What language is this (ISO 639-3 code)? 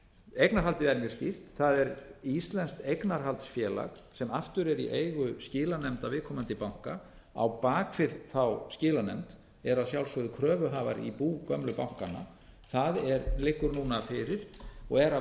isl